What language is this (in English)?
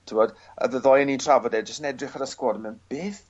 Welsh